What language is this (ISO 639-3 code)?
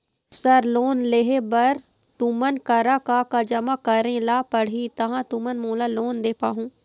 hne